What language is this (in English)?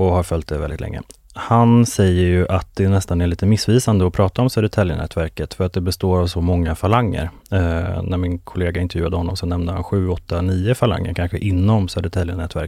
Swedish